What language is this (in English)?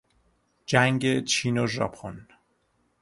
Persian